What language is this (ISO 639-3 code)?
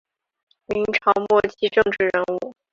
zho